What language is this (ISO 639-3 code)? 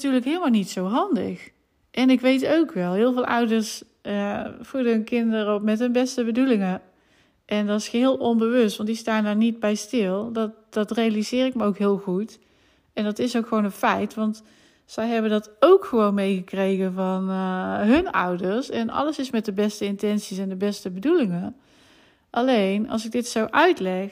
nld